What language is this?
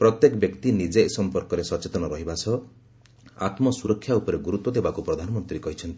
Odia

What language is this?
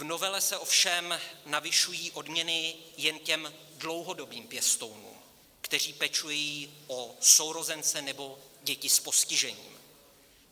Czech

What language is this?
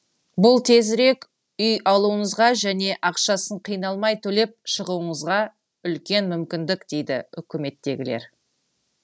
Kazakh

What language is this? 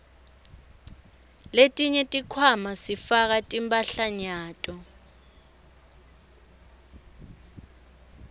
Swati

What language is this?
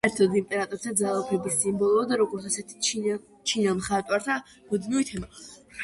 Georgian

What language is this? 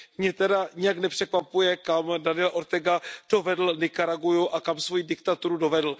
Czech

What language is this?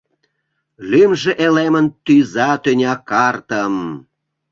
Mari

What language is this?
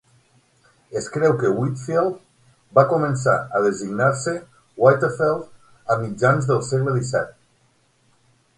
Catalan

